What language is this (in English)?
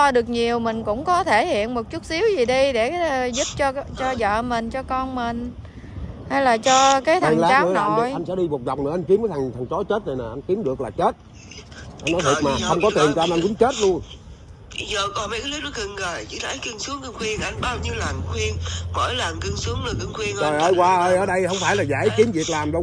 Vietnamese